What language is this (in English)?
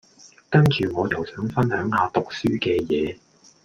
Cantonese